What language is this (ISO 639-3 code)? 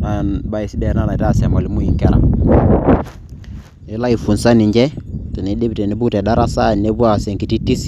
mas